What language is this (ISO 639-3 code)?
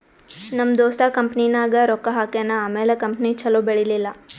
kan